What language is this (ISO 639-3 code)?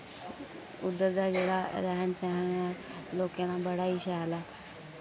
doi